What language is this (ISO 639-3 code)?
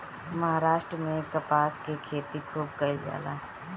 bho